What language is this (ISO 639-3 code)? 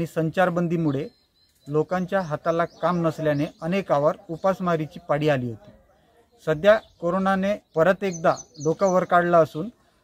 hin